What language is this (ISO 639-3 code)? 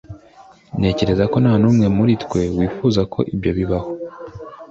kin